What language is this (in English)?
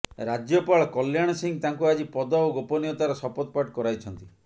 Odia